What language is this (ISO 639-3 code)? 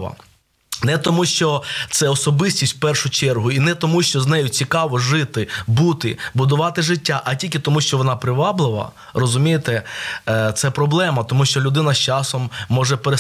ukr